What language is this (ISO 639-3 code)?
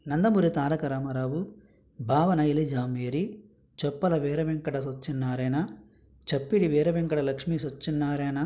tel